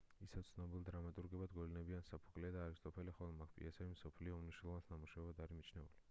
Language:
Georgian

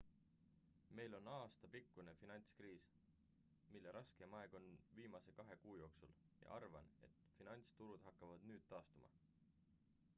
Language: Estonian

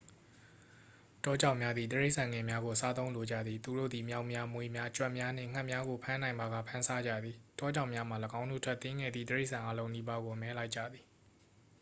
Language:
Burmese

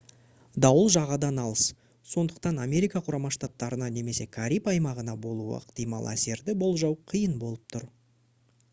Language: Kazakh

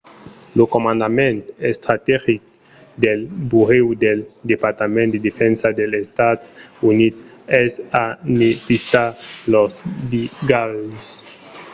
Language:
Occitan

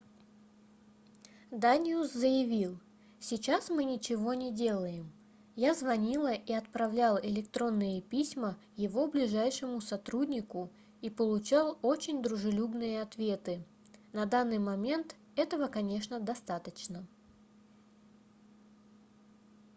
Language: Russian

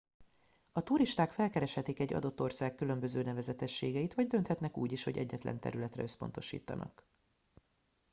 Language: Hungarian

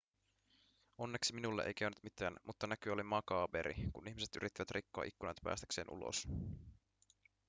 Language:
Finnish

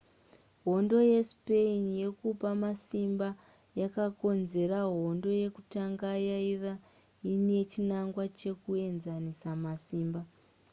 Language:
Shona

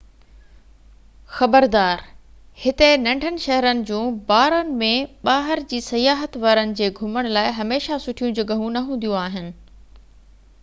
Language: Sindhi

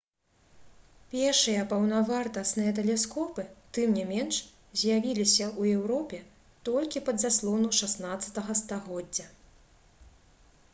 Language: Belarusian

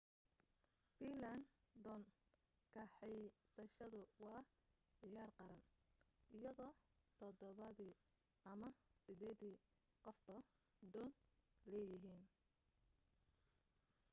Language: Somali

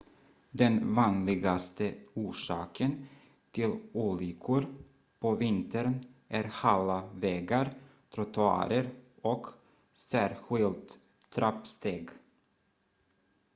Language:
Swedish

